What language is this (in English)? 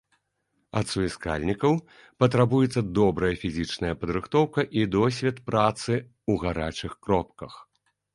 Belarusian